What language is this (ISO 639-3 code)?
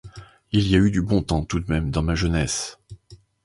fra